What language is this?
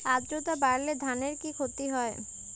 Bangla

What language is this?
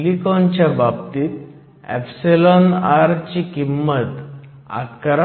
Marathi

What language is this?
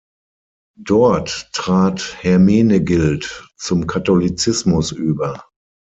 German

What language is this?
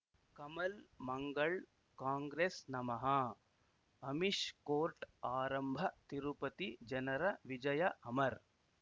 Kannada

